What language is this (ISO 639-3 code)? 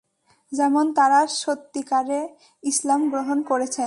ben